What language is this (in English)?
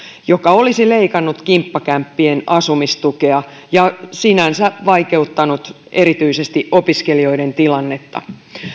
Finnish